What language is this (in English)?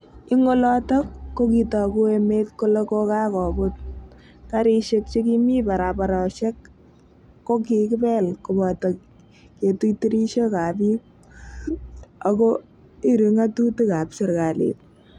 Kalenjin